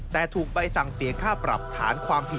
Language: Thai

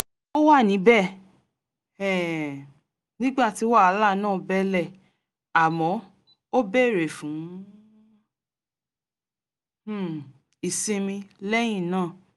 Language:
Yoruba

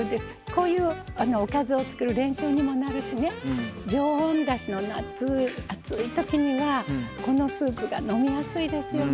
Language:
Japanese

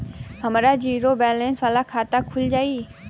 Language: Bhojpuri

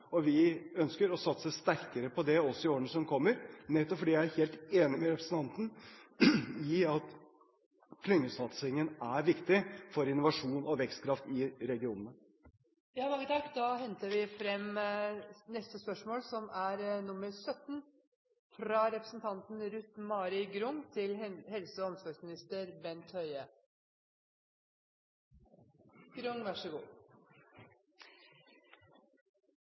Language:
Norwegian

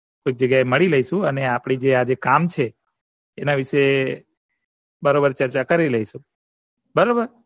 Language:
Gujarati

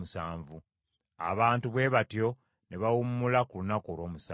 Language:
Ganda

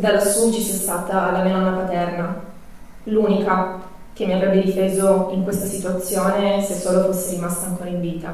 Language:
Italian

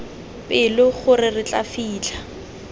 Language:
Tswana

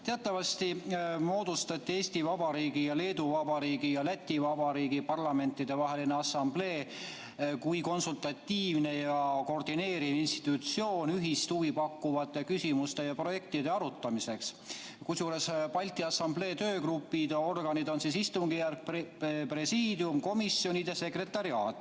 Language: Estonian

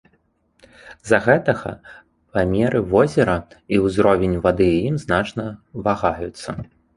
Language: Belarusian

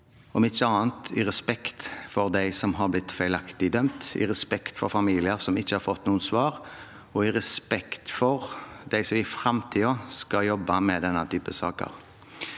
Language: Norwegian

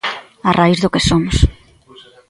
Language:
Galician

